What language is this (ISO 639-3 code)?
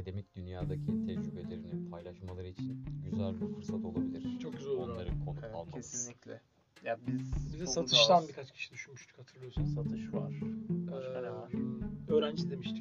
tur